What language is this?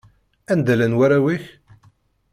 Kabyle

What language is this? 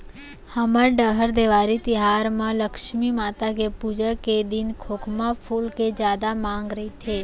Chhattisgarhi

